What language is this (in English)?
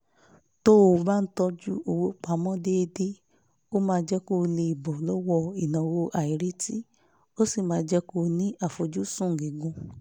Yoruba